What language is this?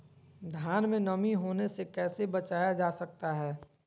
Magahi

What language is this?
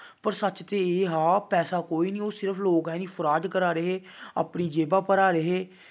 Dogri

